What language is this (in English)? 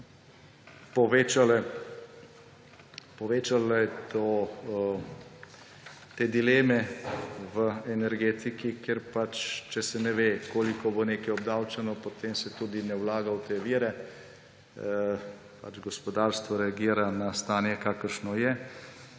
Slovenian